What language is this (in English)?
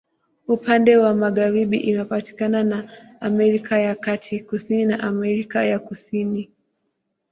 Swahili